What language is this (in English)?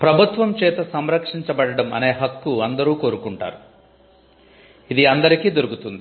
Telugu